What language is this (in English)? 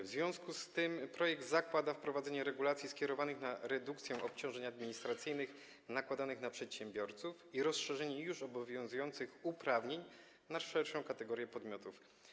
Polish